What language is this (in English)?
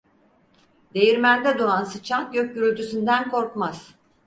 Turkish